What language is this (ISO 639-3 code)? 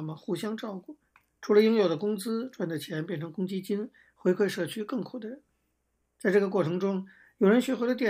zho